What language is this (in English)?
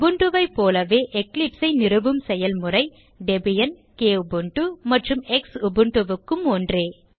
Tamil